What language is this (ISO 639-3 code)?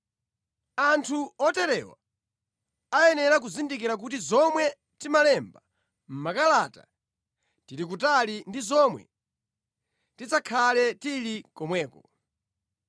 nya